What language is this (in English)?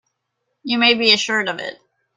English